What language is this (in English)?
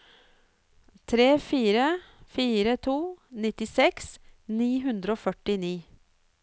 Norwegian